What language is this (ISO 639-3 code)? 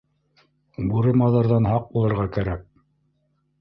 bak